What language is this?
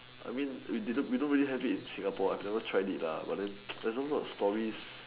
English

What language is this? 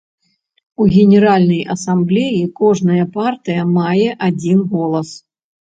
Belarusian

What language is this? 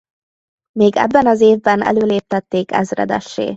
Hungarian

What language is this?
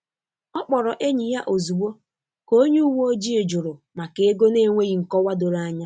Igbo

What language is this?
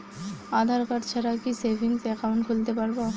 Bangla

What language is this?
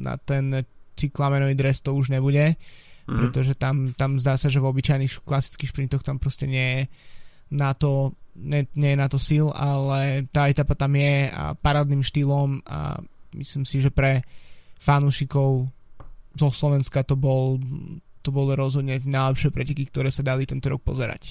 Slovak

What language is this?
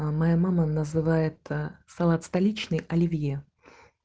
Russian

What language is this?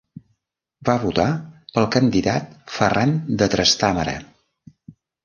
Catalan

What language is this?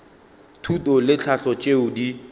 Northern Sotho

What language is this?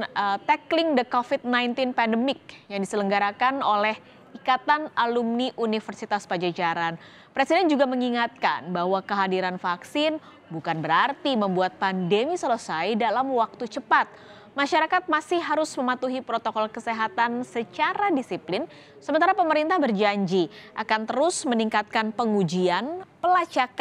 Indonesian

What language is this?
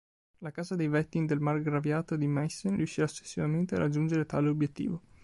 Italian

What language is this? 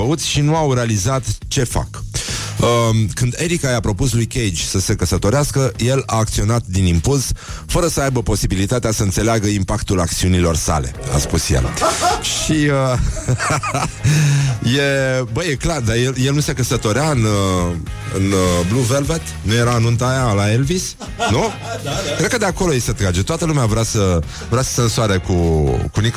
Romanian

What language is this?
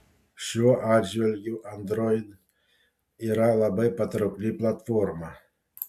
Lithuanian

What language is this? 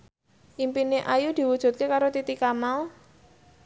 Javanese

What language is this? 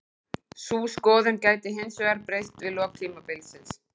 Icelandic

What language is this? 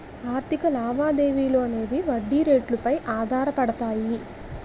Telugu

